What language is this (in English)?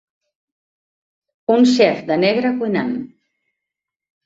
Catalan